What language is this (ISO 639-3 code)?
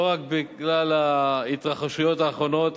heb